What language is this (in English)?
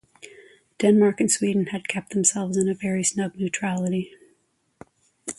English